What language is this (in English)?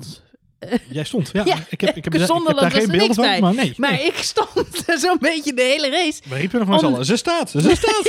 Dutch